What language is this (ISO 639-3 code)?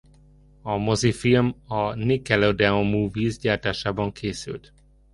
hun